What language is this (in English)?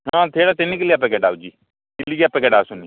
Odia